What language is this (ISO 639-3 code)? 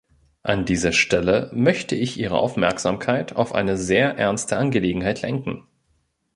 deu